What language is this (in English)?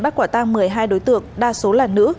Vietnamese